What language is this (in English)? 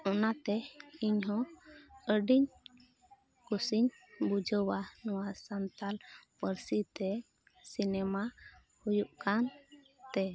Santali